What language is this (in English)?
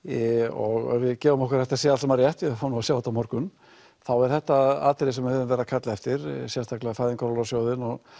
Icelandic